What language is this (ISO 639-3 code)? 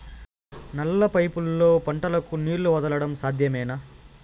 tel